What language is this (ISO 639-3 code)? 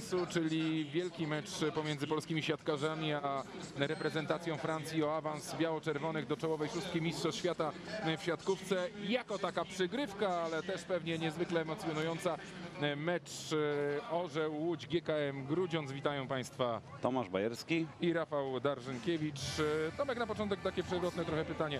pol